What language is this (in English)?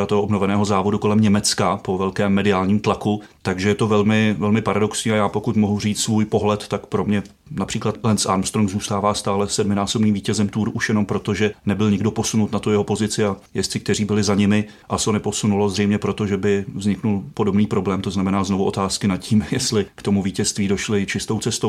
Czech